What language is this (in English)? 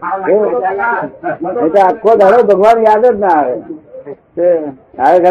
Gujarati